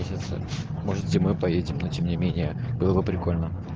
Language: Russian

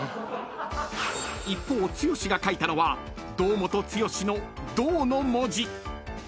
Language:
Japanese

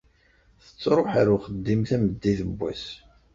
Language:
Kabyle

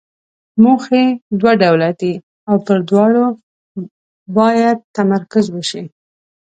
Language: Pashto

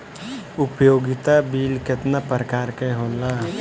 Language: Bhojpuri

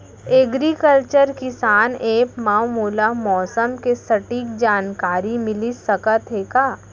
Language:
Chhattisgarhi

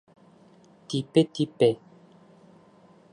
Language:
Bashkir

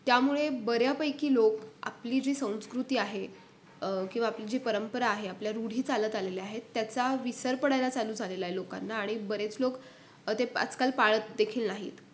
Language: Marathi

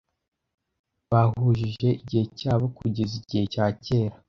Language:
Kinyarwanda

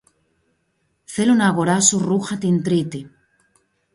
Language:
Greek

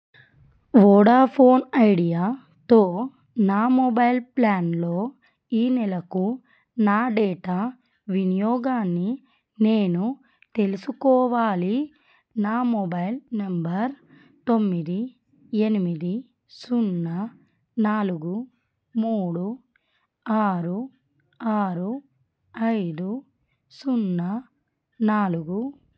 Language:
Telugu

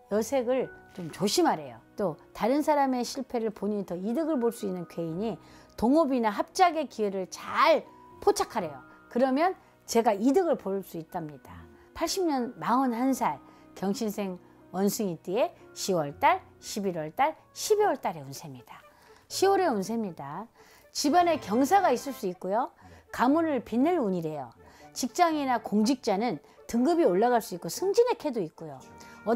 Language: Korean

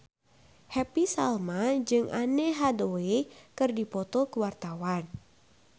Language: Sundanese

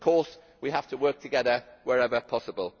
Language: English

